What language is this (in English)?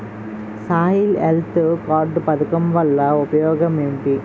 Telugu